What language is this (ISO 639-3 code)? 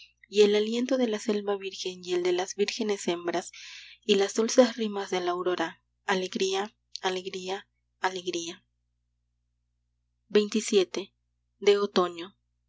spa